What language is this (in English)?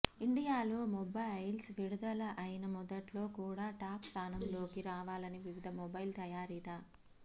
Telugu